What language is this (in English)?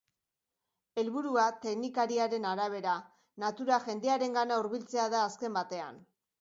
Basque